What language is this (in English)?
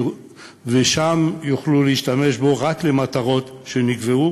Hebrew